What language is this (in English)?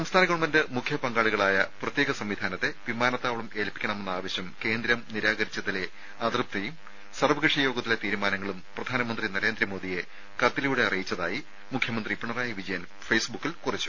Malayalam